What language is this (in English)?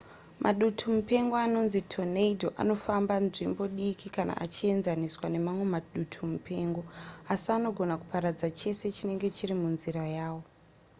Shona